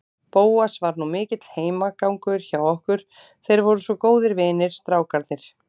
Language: Icelandic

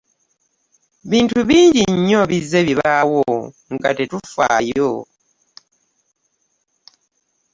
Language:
Ganda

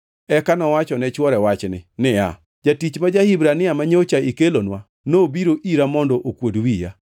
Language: Luo (Kenya and Tanzania)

